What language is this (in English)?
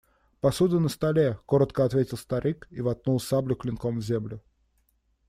Russian